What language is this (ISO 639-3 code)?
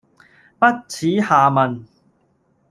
yue